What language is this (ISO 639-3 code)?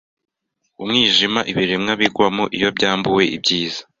kin